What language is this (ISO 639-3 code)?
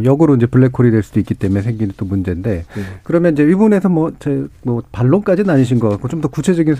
kor